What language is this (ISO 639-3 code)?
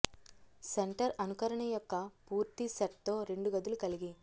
tel